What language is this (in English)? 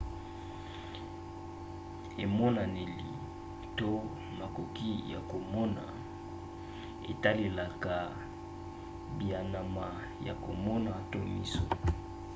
Lingala